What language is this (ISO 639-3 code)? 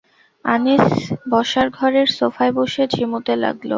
ben